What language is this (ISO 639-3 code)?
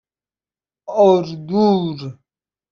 fas